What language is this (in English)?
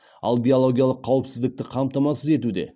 Kazakh